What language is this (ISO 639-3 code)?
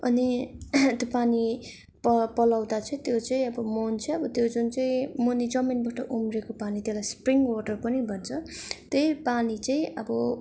nep